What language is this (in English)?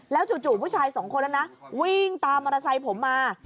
Thai